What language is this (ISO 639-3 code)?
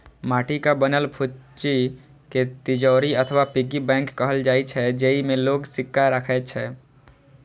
mai